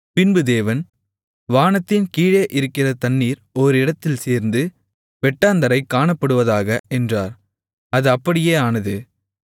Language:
Tamil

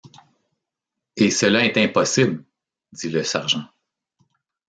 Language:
French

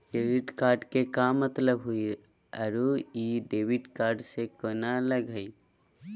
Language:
Magahi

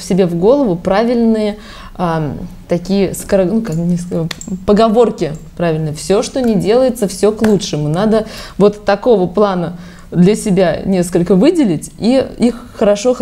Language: Russian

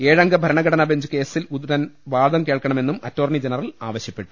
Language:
Malayalam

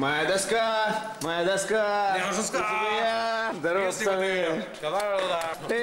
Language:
Russian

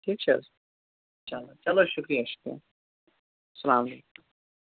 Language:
Kashmiri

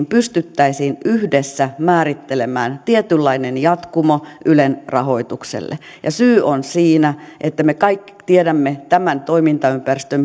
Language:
Finnish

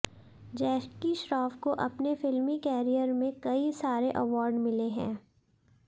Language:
Hindi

